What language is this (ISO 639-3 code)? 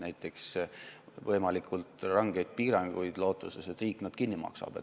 est